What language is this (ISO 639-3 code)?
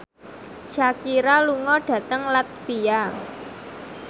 jav